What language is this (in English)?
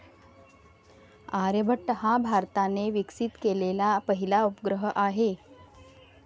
Marathi